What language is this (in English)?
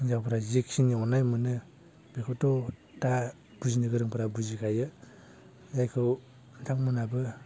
Bodo